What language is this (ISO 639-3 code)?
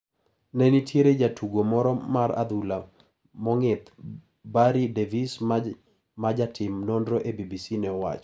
luo